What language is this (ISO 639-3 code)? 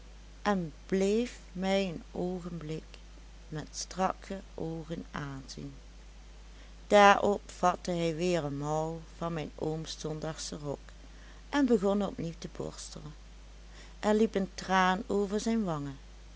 nld